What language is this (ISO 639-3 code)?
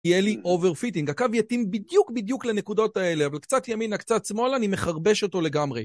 heb